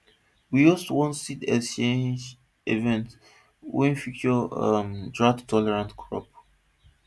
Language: Nigerian Pidgin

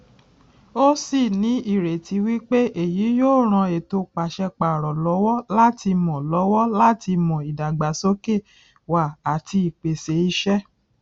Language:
Yoruba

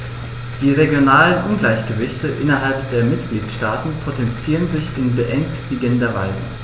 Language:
German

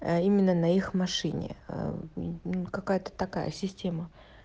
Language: Russian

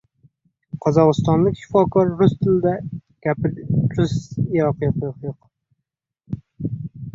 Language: Uzbek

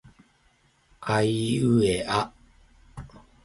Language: Japanese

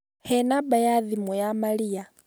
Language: Kikuyu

